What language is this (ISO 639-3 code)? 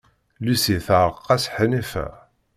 kab